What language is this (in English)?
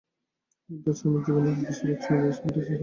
Bangla